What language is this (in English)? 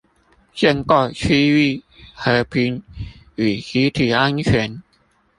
Chinese